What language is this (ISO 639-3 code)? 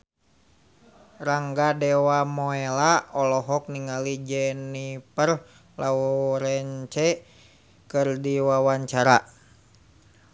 sun